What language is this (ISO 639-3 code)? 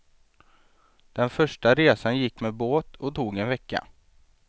swe